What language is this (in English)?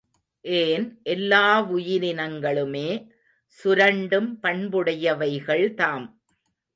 Tamil